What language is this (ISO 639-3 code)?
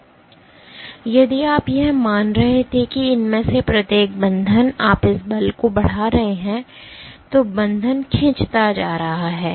hin